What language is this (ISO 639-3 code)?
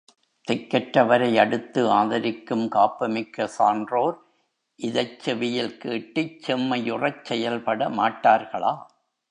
tam